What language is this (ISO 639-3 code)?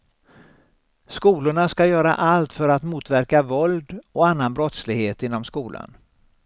swe